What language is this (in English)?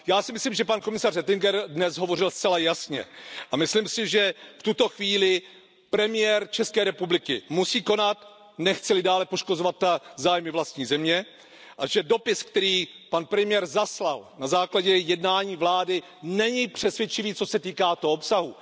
Czech